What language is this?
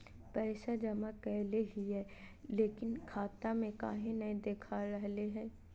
Magahi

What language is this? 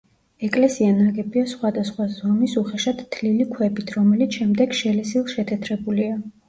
Georgian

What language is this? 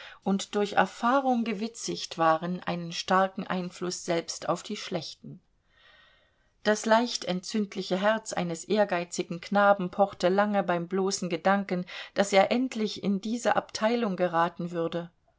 German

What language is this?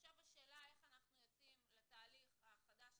Hebrew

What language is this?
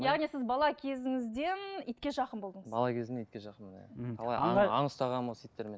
Kazakh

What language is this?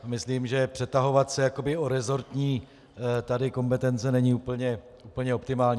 Czech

